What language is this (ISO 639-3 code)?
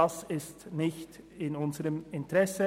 gsw